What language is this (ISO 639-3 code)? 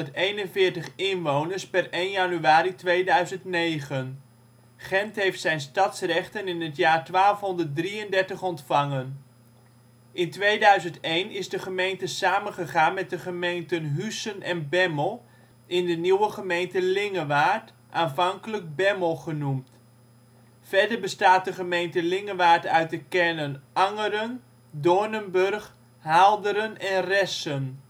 nld